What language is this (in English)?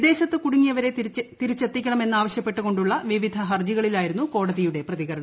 Malayalam